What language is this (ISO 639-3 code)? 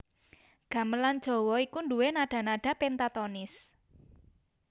jav